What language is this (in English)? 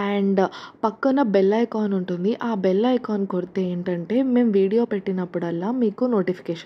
Telugu